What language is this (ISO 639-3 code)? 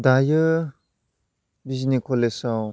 brx